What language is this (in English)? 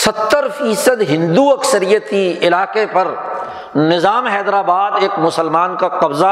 Urdu